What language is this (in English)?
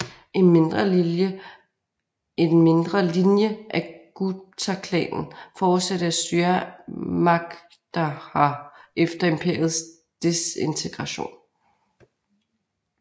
Danish